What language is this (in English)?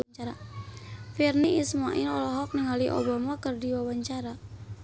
Sundanese